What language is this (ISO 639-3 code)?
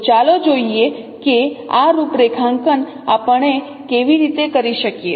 guj